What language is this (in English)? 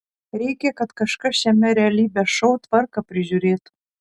Lithuanian